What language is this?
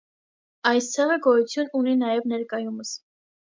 Armenian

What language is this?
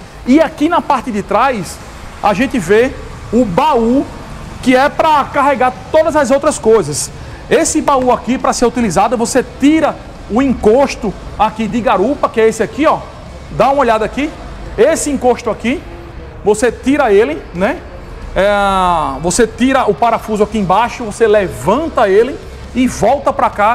Portuguese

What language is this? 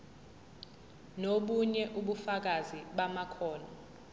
Zulu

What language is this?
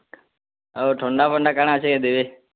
Odia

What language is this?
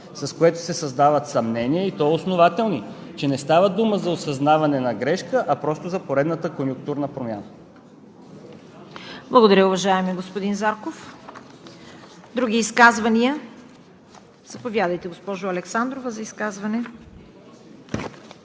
Bulgarian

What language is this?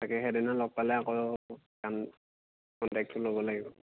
Assamese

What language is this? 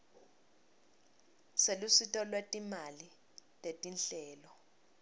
Swati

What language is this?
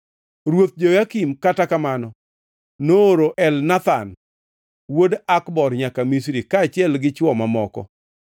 Luo (Kenya and Tanzania)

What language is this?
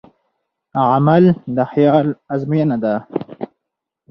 Pashto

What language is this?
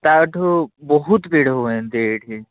Odia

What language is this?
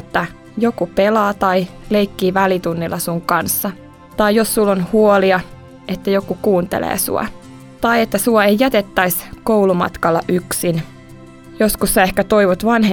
Finnish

